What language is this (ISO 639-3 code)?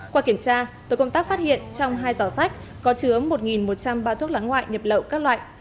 vie